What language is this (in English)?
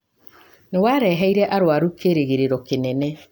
Kikuyu